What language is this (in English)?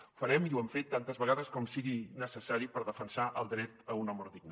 Catalan